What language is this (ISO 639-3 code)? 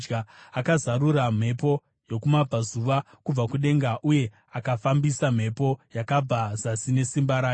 sna